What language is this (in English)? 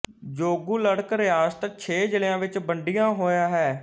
Punjabi